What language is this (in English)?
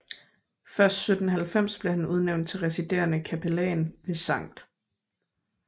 Danish